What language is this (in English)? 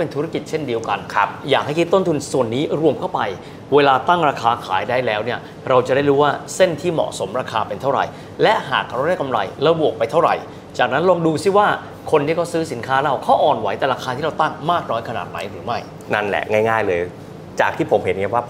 Thai